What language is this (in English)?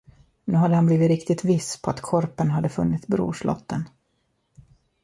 Swedish